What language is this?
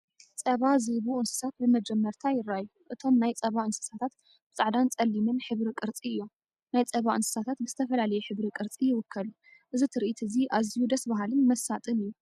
Tigrinya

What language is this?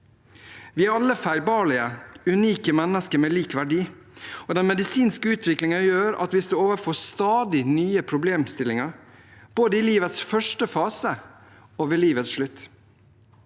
Norwegian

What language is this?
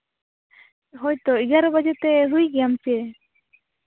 Santali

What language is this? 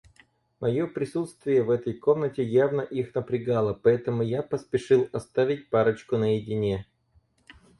Russian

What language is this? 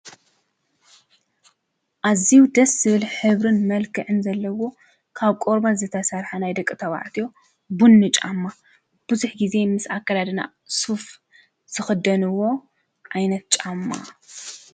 Tigrinya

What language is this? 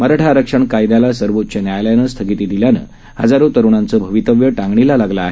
Marathi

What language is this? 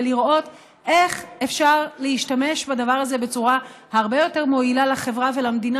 Hebrew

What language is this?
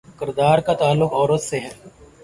Urdu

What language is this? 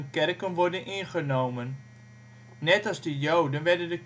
Dutch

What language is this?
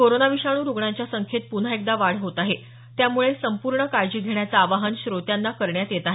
Marathi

